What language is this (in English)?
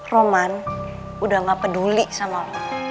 Indonesian